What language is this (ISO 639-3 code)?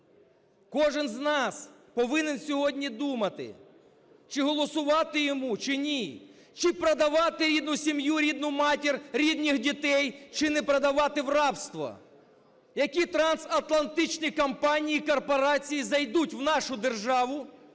ukr